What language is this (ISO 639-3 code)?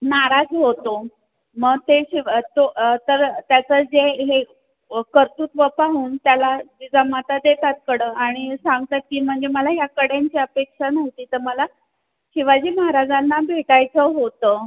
mar